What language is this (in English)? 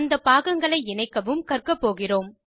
Tamil